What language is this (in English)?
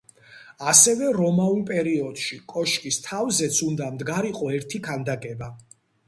Georgian